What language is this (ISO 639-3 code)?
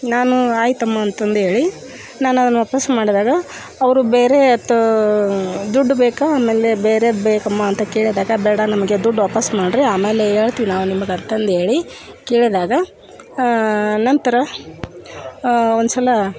kan